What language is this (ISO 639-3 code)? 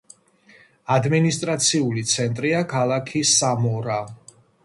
kat